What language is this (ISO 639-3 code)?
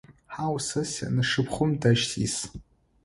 ady